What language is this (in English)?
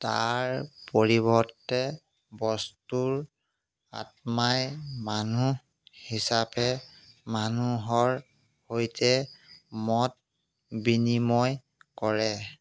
Assamese